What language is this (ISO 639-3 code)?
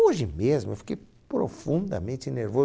por